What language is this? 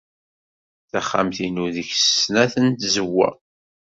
Kabyle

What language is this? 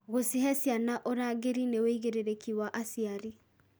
Kikuyu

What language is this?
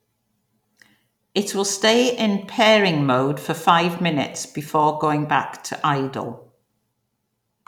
English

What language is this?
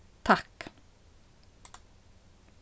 Faroese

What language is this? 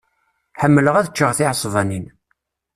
Kabyle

